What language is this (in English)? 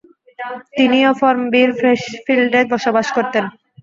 Bangla